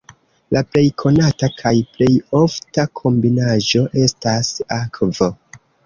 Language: Esperanto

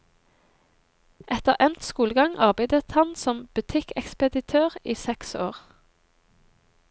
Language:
Norwegian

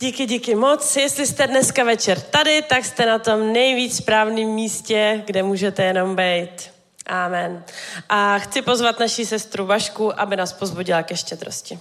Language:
Czech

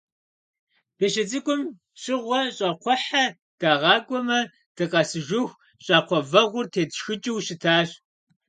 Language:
Kabardian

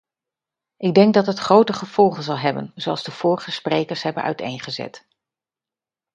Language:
Dutch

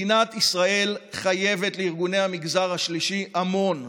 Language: Hebrew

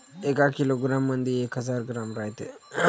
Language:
Marathi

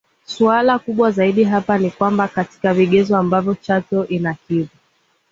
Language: Swahili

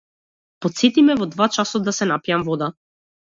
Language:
Macedonian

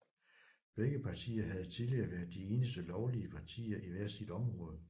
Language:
Danish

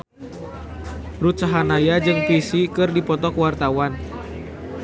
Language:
Sundanese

